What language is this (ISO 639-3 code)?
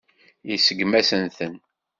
kab